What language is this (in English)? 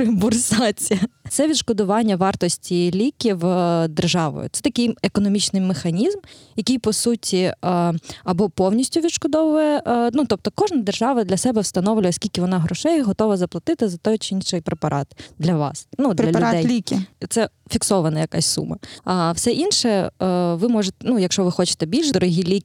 Ukrainian